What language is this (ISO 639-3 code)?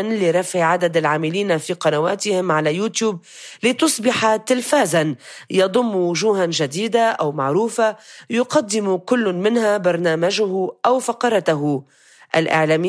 ara